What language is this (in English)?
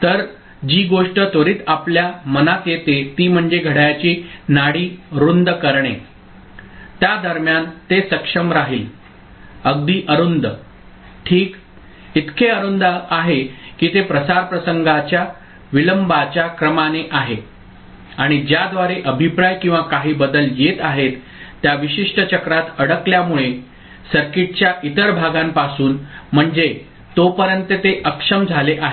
Marathi